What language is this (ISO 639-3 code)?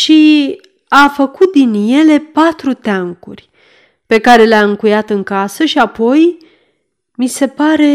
ron